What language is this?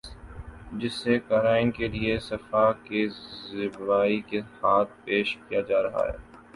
Urdu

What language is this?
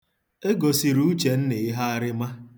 Igbo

